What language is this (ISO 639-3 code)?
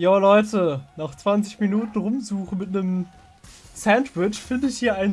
deu